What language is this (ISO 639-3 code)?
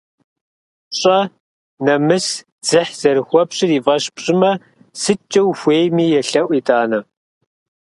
kbd